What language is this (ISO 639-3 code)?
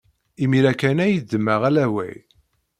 kab